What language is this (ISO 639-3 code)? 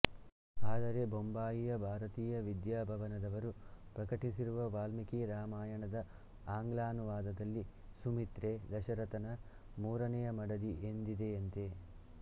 kan